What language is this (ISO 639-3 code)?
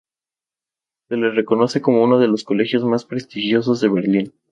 spa